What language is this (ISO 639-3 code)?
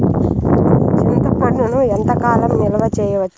tel